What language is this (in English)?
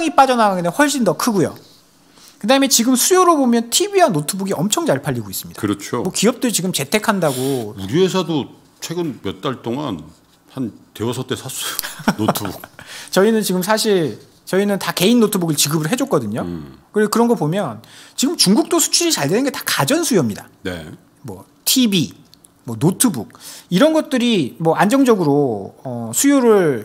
Korean